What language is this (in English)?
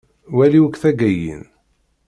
Kabyle